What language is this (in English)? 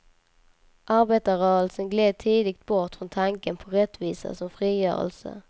Swedish